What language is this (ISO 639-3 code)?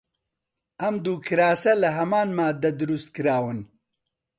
ckb